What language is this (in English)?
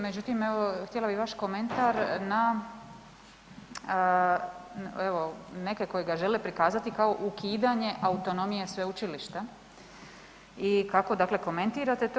Croatian